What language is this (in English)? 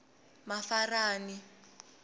Tsonga